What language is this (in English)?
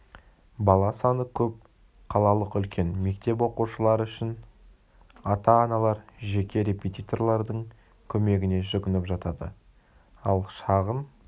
Kazakh